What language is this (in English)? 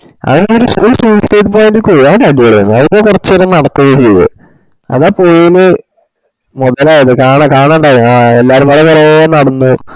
Malayalam